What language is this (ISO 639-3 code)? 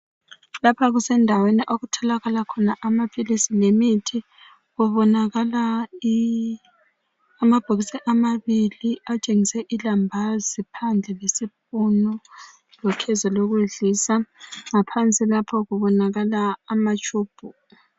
nde